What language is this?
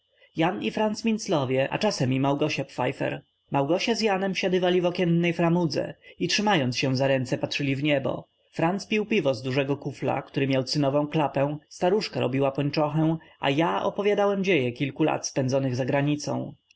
Polish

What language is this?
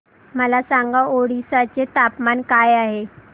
Marathi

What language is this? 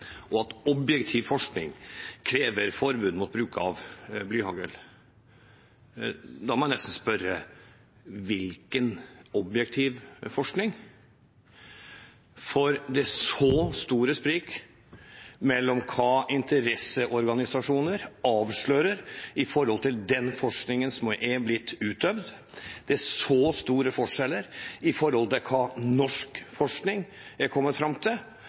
Norwegian Bokmål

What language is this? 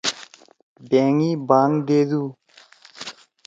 Torwali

